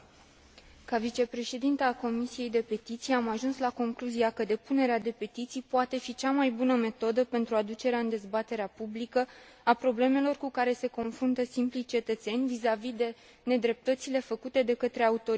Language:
Romanian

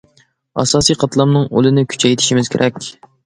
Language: Uyghur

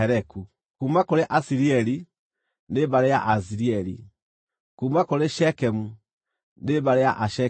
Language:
Kikuyu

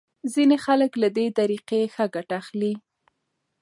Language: Pashto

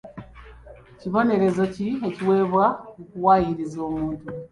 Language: Ganda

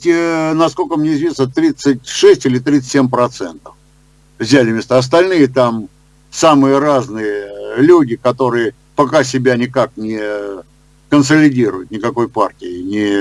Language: Russian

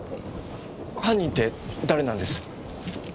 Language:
Japanese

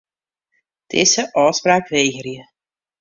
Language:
Western Frisian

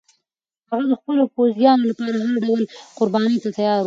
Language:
Pashto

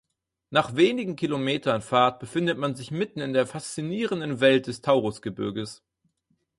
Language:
German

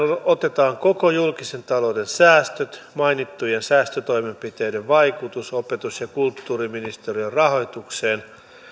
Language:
Finnish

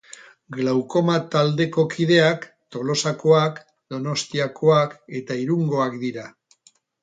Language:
Basque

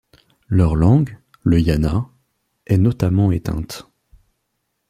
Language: French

